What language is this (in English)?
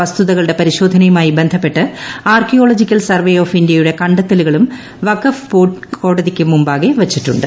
Malayalam